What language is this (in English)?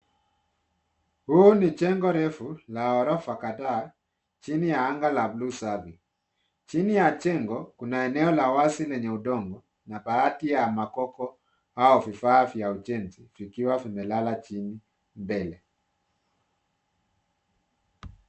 Swahili